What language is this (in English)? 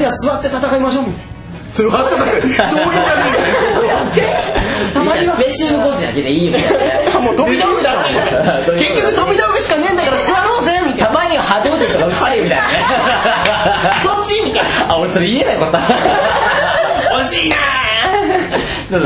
Japanese